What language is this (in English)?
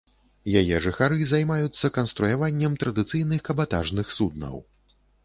Belarusian